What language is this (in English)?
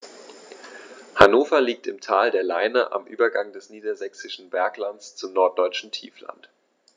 German